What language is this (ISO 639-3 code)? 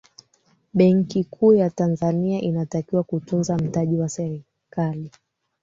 swa